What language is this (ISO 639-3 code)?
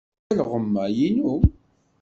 kab